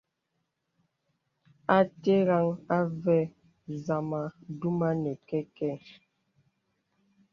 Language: Bebele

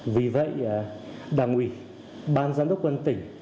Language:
Vietnamese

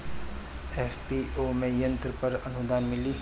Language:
Bhojpuri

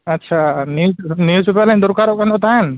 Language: Santali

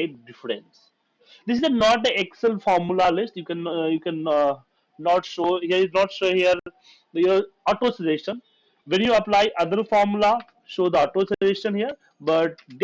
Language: English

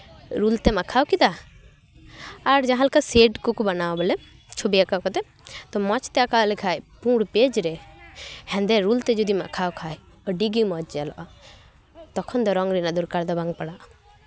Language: Santali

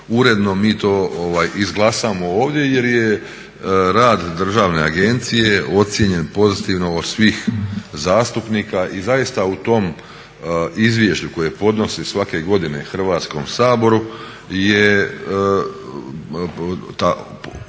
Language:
Croatian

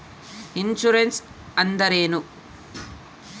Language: Kannada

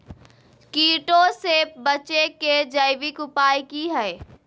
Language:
Magahi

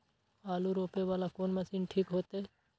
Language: Maithili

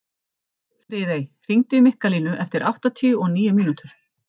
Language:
Icelandic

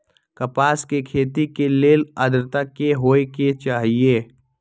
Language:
Magahi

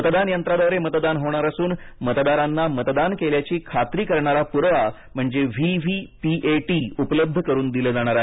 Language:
Marathi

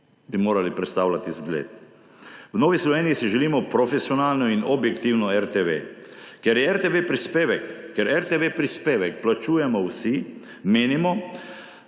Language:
Slovenian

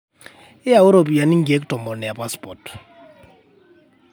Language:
Masai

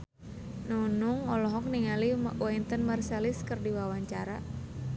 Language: Sundanese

